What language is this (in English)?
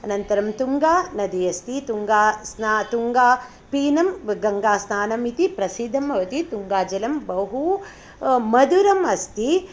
Sanskrit